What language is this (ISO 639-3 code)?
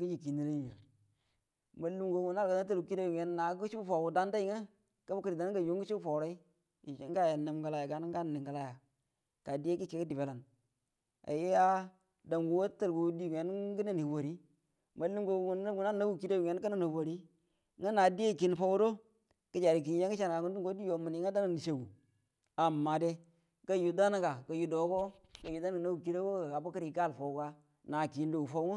bdm